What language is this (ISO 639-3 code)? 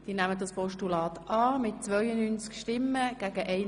gsw